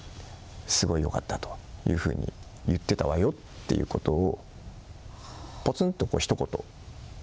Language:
Japanese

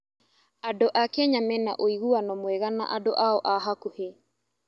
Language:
Kikuyu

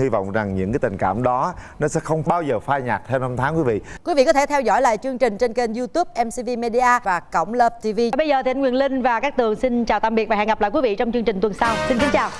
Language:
Vietnamese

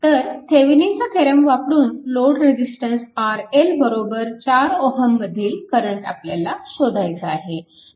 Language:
Marathi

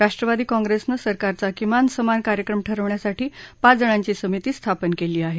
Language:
Marathi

